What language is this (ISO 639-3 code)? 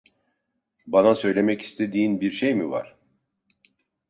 tur